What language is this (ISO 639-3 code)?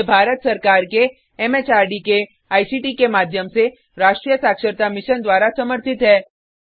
hin